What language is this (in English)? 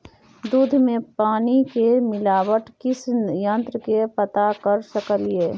Maithili